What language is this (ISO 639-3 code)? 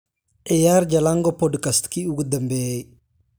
som